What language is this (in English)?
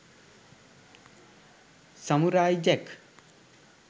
Sinhala